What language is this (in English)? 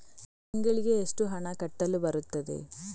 Kannada